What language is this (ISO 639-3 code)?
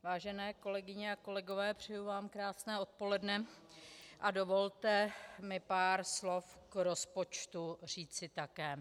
ces